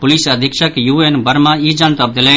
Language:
Maithili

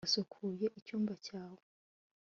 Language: Kinyarwanda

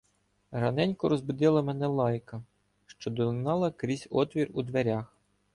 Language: Ukrainian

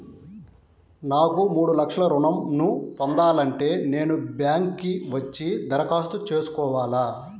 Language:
Telugu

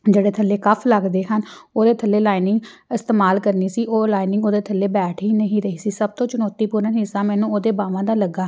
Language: Punjabi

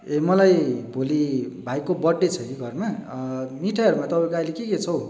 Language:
Nepali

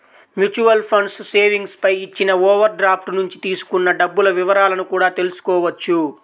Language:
Telugu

